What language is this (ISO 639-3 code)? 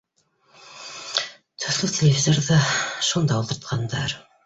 bak